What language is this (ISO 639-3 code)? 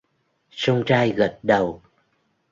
vie